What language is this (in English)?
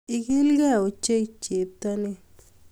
Kalenjin